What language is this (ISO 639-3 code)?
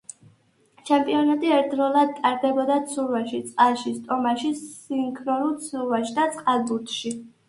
kat